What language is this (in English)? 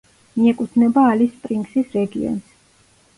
Georgian